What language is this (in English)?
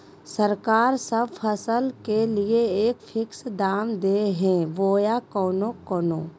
Magahi